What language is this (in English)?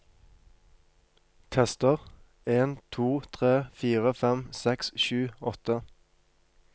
Norwegian